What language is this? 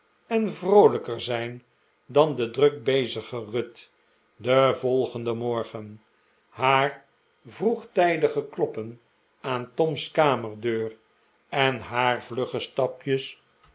Dutch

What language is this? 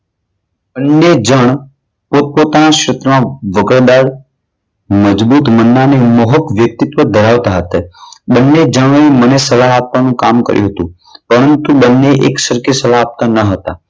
Gujarati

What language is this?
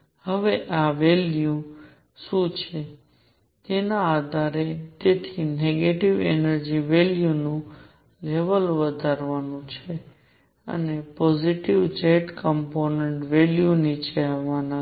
Gujarati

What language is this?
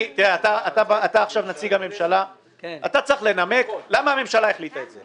Hebrew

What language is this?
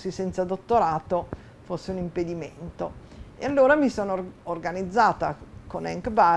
Italian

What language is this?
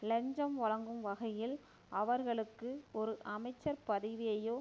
Tamil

